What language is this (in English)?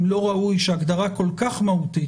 Hebrew